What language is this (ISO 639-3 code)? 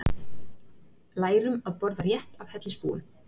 isl